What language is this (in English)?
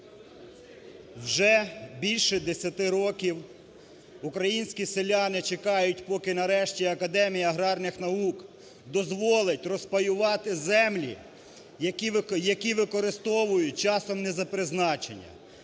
Ukrainian